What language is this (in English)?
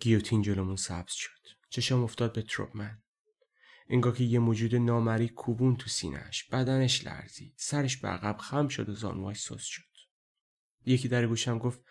Persian